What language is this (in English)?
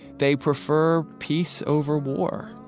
English